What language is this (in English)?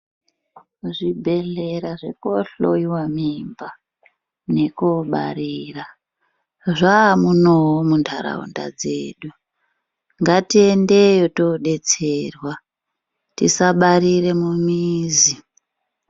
Ndau